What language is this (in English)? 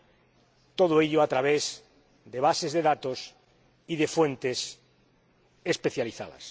Spanish